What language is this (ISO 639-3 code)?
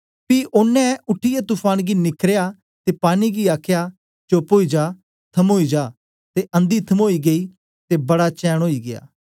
doi